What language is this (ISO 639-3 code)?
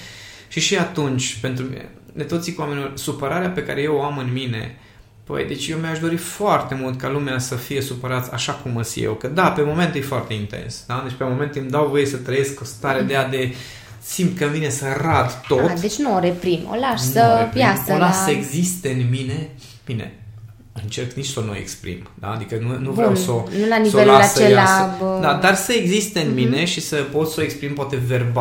ron